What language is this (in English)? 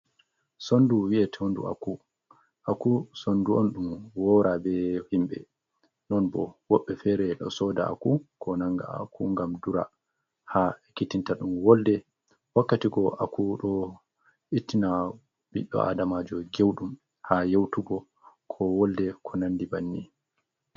Fula